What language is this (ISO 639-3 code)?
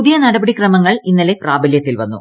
mal